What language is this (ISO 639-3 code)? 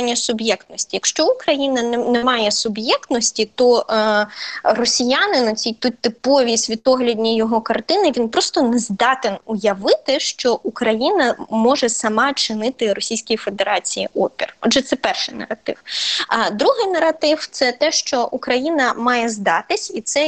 ukr